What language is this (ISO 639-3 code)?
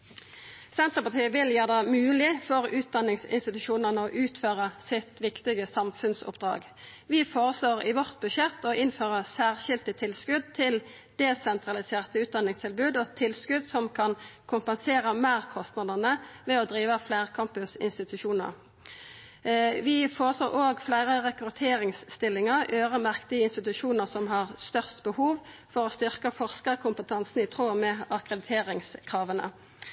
nno